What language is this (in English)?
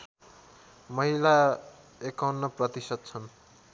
Nepali